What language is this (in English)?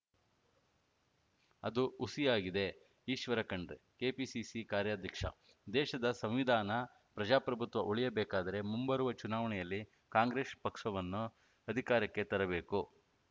Kannada